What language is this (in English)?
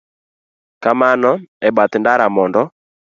Luo (Kenya and Tanzania)